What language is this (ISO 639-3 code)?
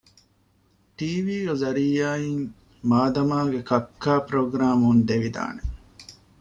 div